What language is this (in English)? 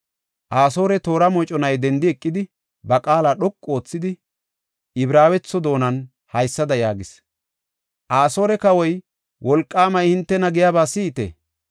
Gofa